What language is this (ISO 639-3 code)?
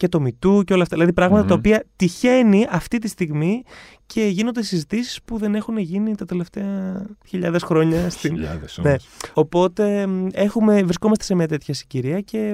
ell